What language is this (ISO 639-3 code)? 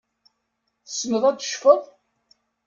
kab